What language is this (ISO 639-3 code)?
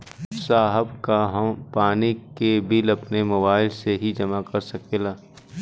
bho